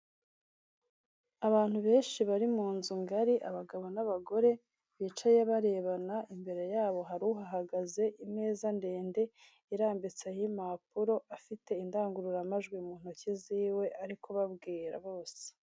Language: Kinyarwanda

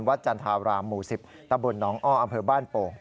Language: Thai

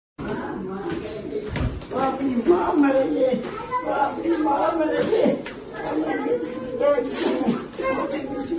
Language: Arabic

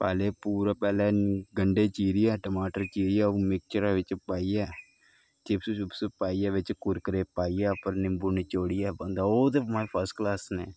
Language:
Dogri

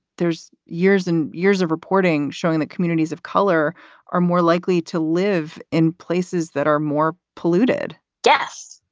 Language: English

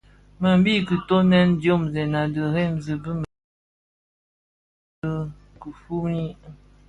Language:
Bafia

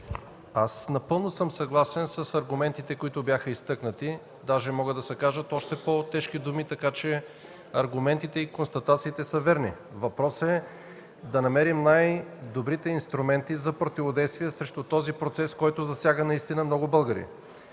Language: Bulgarian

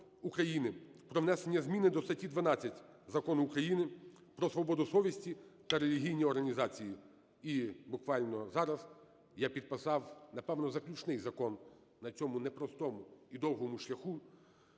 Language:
Ukrainian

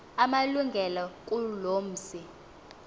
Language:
Xhosa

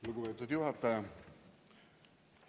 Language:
Estonian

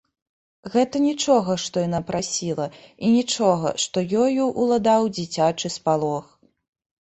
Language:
Belarusian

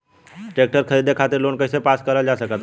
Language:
Bhojpuri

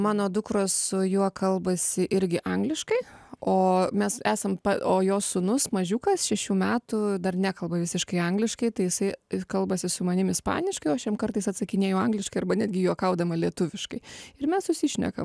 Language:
Lithuanian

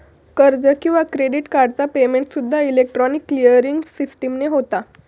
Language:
Marathi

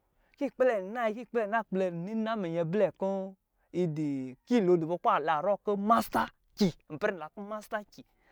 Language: Lijili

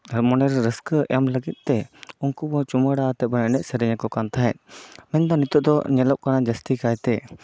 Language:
Santali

